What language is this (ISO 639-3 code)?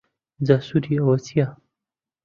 ckb